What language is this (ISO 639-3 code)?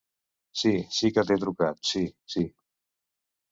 cat